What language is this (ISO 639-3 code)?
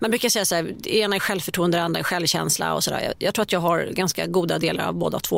swe